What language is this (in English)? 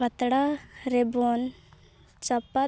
Santali